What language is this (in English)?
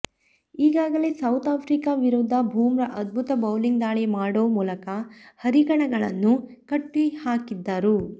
Kannada